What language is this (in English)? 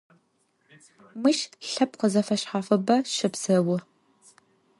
Adyghe